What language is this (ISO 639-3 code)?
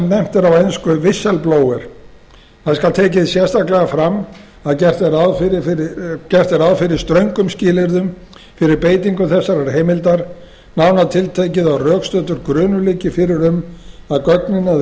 isl